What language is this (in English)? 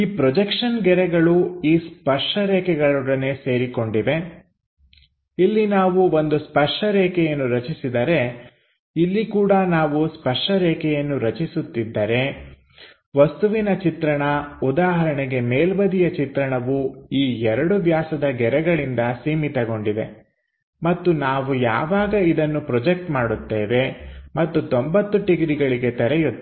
Kannada